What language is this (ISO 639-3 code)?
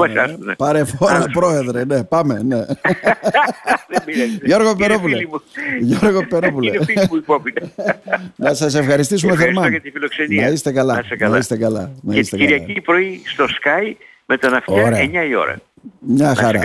ell